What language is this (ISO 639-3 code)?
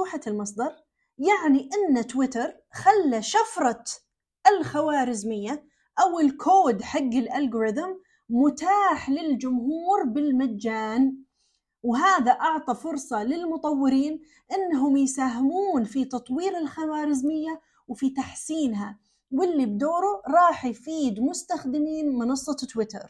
ara